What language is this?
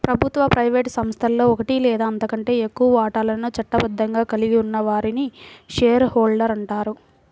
Telugu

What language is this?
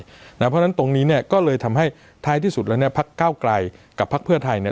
Thai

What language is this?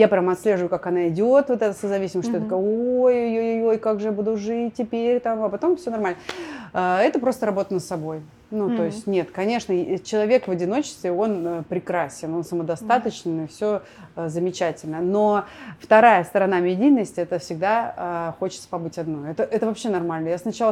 Russian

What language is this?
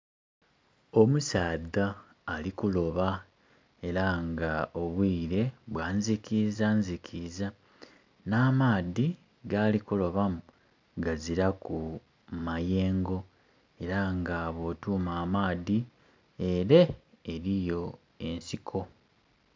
Soga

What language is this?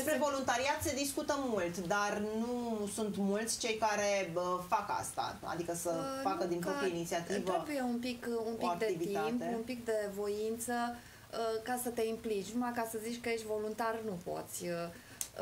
Romanian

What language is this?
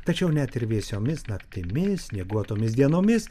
Lithuanian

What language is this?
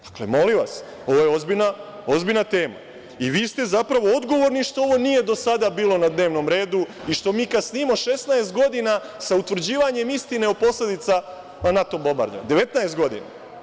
Serbian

